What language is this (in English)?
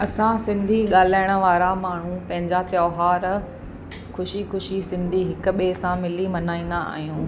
Sindhi